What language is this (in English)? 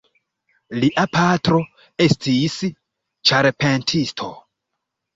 Esperanto